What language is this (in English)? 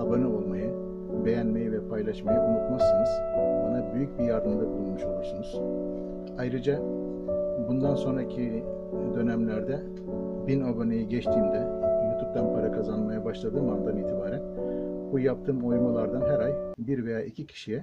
Turkish